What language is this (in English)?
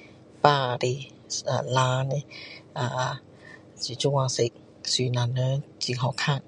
Min Dong Chinese